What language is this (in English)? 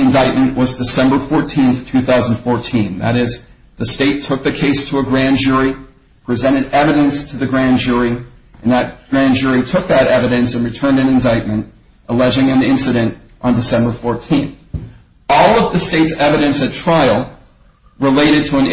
English